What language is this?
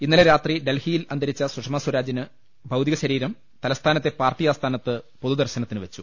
Malayalam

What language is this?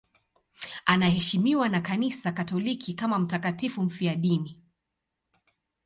Swahili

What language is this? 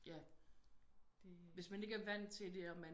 Danish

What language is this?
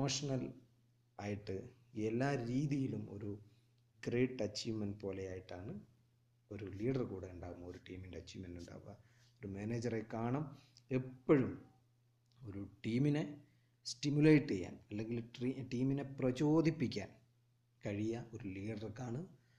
Malayalam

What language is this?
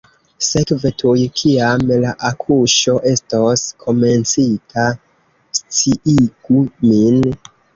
Esperanto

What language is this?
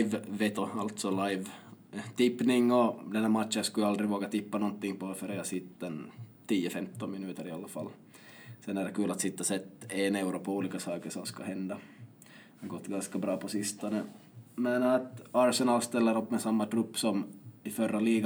Swedish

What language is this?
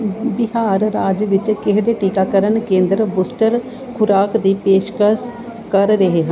Punjabi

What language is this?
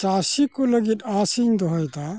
Santali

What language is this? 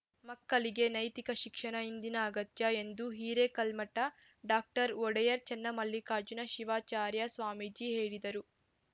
Kannada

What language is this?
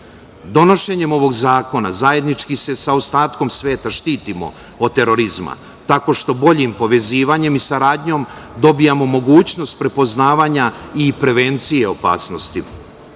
Serbian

